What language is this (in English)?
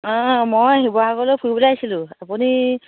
Assamese